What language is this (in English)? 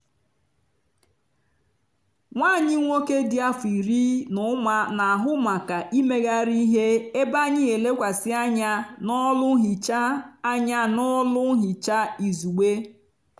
Igbo